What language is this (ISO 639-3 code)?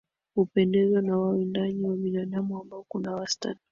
swa